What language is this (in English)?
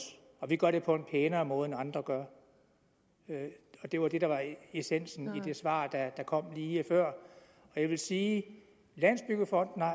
Danish